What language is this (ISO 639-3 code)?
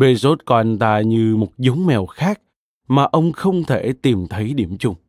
vie